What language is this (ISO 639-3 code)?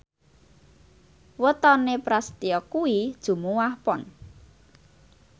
jav